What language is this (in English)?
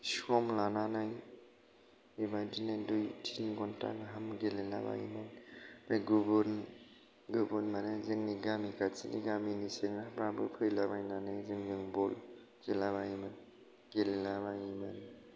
Bodo